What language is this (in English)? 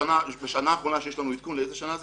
Hebrew